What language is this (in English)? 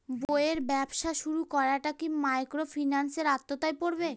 Bangla